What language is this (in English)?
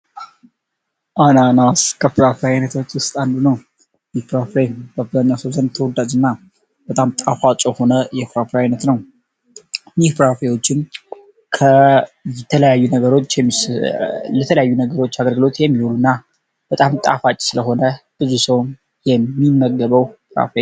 Amharic